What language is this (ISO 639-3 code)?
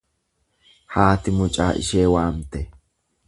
orm